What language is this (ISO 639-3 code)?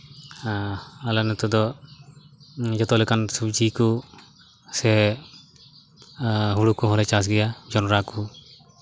sat